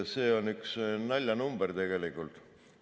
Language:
Estonian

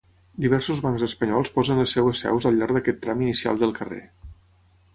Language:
Catalan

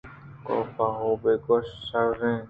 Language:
Eastern Balochi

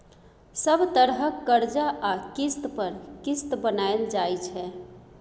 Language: Maithili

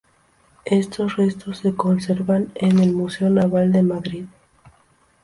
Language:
Spanish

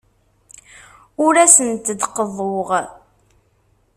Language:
Kabyle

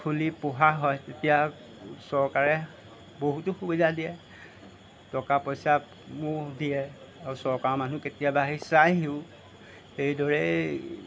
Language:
Assamese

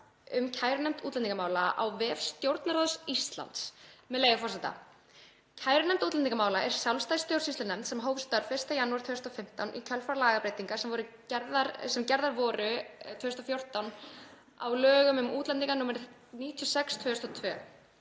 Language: Icelandic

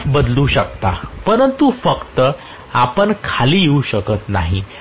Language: Marathi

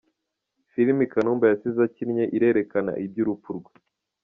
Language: Kinyarwanda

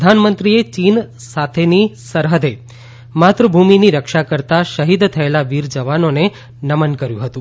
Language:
Gujarati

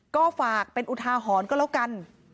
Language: Thai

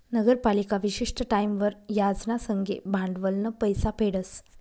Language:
Marathi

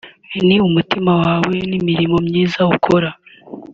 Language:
Kinyarwanda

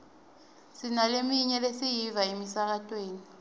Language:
Swati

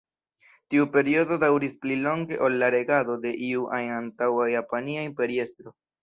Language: Esperanto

